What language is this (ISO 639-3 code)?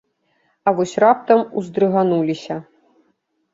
bel